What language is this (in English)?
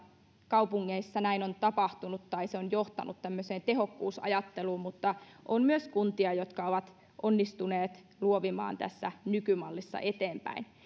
Finnish